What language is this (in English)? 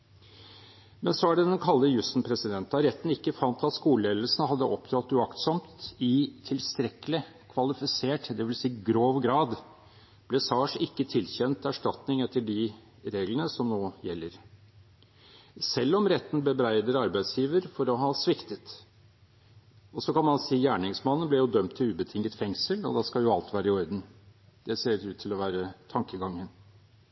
Norwegian Bokmål